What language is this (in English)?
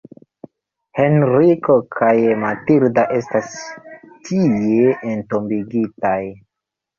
Esperanto